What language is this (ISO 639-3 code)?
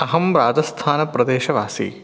san